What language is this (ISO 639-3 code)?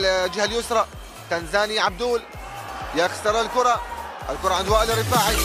ara